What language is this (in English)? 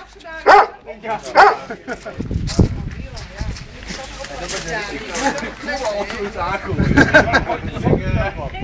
Dutch